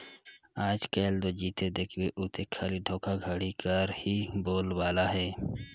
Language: Chhattisgarhi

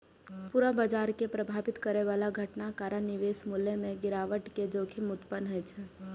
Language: Maithili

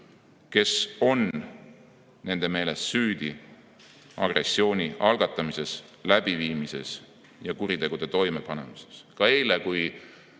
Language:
Estonian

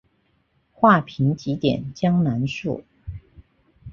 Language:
Chinese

